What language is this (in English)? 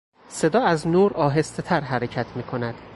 Persian